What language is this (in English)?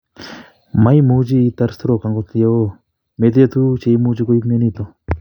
Kalenjin